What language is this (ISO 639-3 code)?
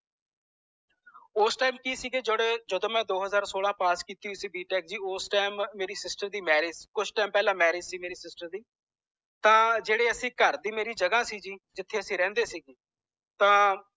pan